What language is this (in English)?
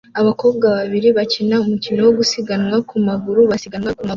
Kinyarwanda